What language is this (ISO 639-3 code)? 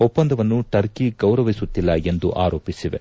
kan